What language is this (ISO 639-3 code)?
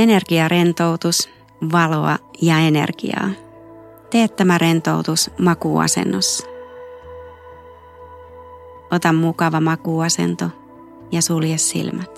fin